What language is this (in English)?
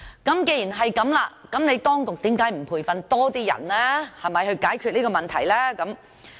Cantonese